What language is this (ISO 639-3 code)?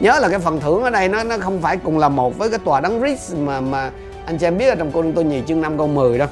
vie